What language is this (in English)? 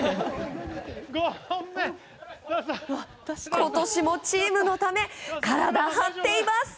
Japanese